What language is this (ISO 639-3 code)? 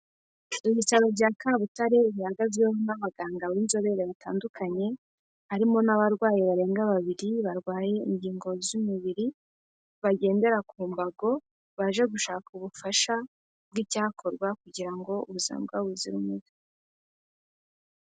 kin